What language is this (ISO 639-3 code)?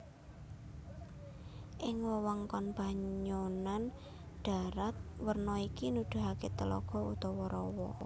jav